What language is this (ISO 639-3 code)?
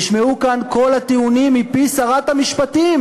heb